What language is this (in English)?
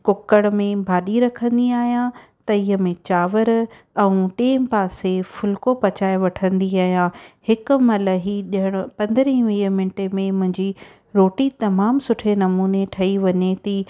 Sindhi